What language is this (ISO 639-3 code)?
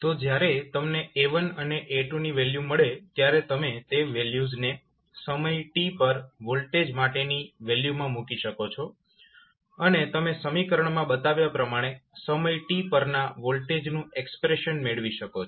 guj